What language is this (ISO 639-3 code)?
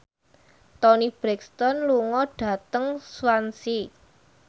jav